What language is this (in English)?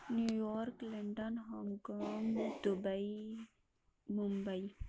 Urdu